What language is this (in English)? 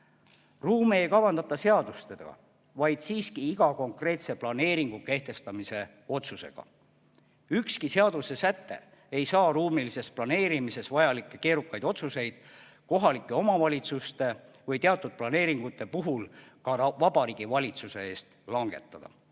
Estonian